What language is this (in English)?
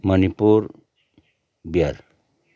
Nepali